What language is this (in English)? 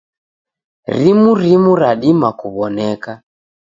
Taita